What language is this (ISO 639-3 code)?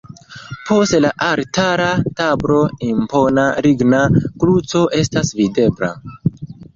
epo